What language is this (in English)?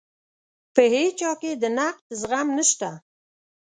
Pashto